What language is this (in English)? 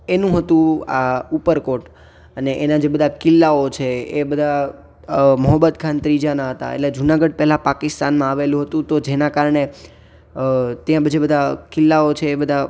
Gujarati